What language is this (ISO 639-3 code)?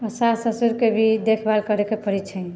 mai